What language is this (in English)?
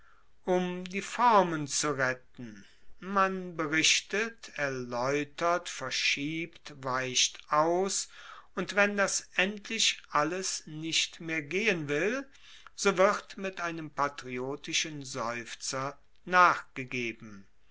German